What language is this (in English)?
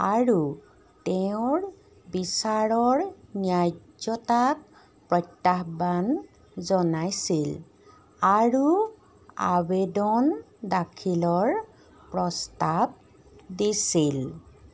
Assamese